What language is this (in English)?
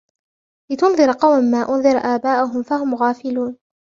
Arabic